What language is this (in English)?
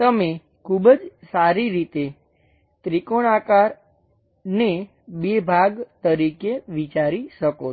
Gujarati